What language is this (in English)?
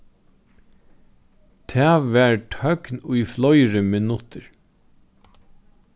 Faroese